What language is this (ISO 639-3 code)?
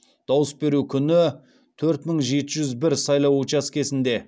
kaz